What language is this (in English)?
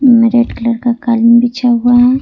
Hindi